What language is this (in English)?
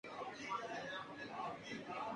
Urdu